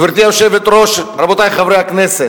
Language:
Hebrew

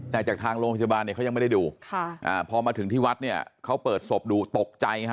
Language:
Thai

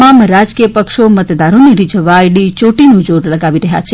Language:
Gujarati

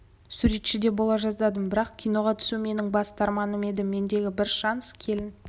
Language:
Kazakh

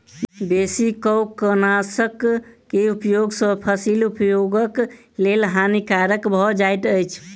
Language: Maithili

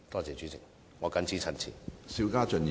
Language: Cantonese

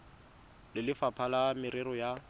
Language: Tswana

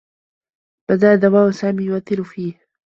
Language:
Arabic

